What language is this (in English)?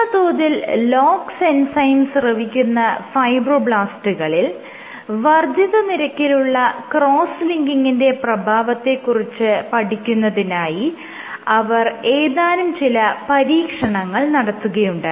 Malayalam